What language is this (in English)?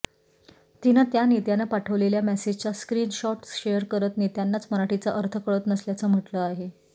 Marathi